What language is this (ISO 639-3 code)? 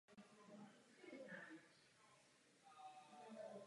ces